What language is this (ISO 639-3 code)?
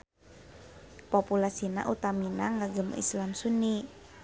sun